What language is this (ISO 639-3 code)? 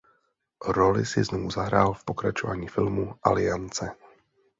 ces